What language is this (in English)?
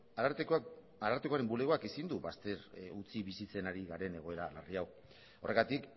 Basque